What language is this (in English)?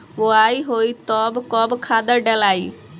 Bhojpuri